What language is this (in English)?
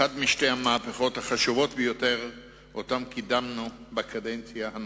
Hebrew